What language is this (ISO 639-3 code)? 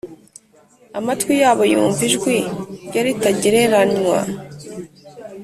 kin